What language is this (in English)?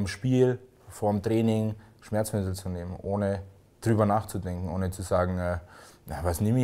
German